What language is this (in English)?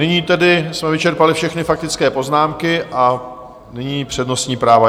Czech